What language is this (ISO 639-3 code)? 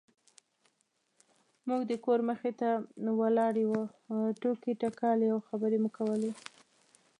pus